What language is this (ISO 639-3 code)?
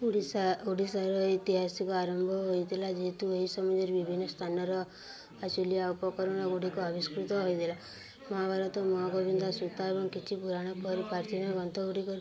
ori